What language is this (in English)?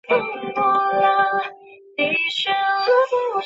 Chinese